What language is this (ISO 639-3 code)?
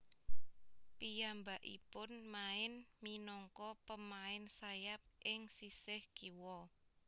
jav